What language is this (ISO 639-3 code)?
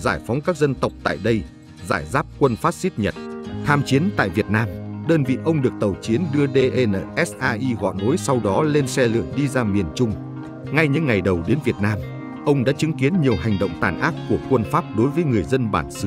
vie